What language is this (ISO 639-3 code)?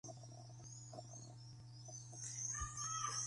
kat